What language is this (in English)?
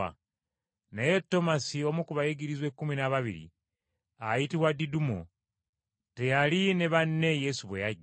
Ganda